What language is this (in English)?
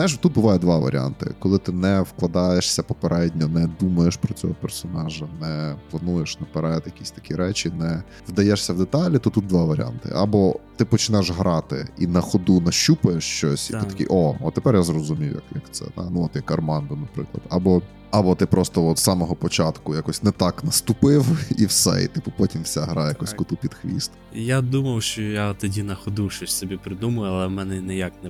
Ukrainian